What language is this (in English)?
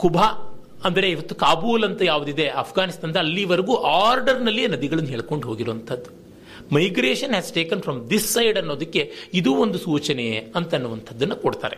Kannada